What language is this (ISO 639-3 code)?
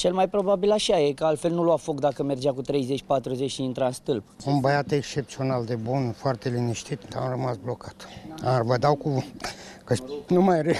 ron